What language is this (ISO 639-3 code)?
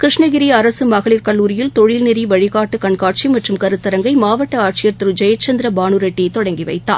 tam